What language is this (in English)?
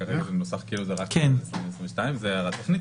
Hebrew